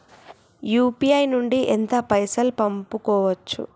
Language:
Telugu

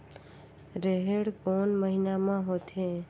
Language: Chhattisgarhi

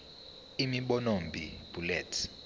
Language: Zulu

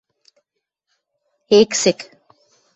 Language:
Western Mari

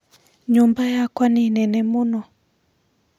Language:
Kikuyu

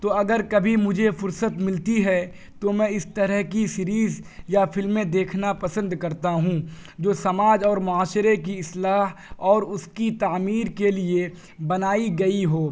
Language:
Urdu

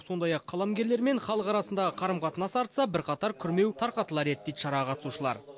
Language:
Kazakh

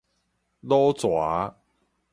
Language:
Min Nan Chinese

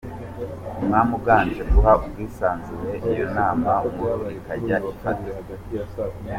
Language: Kinyarwanda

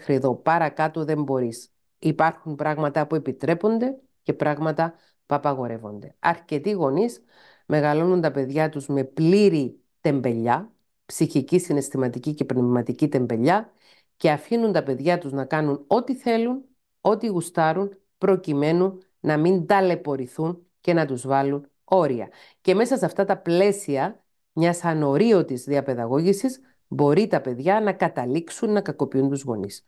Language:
Greek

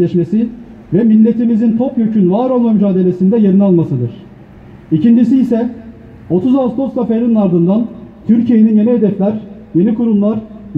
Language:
Turkish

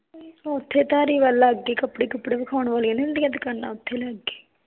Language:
Punjabi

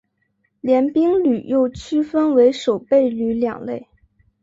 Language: Chinese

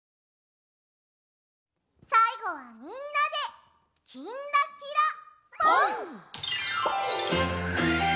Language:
Japanese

